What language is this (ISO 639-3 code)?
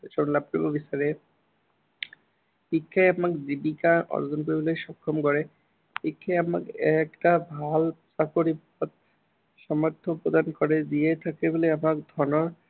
asm